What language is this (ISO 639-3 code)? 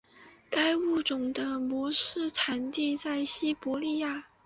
zho